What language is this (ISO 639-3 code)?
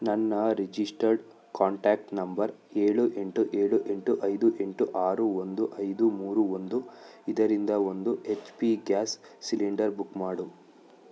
kan